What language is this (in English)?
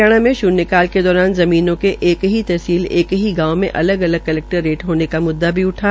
Hindi